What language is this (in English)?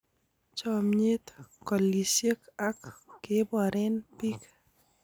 Kalenjin